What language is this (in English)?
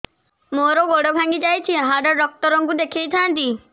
Odia